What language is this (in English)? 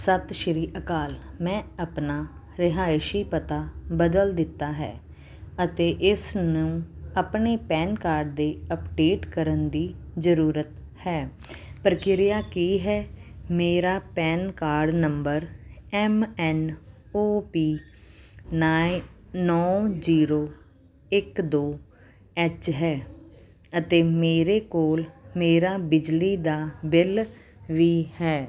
Punjabi